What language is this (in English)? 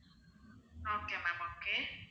Tamil